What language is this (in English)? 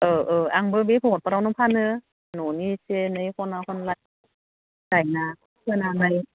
Bodo